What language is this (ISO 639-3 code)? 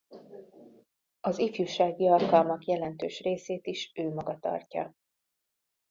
hun